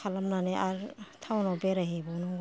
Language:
Bodo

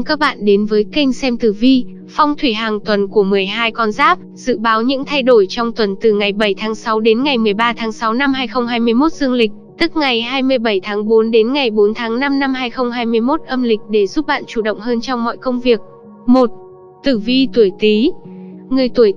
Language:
Vietnamese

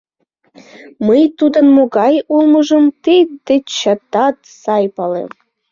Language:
Mari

